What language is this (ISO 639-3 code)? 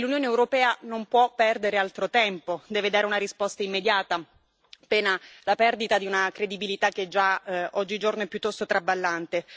ita